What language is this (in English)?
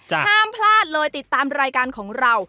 Thai